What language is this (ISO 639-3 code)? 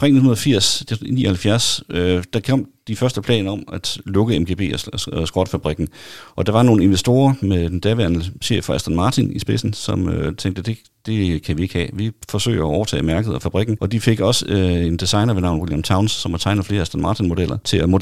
dan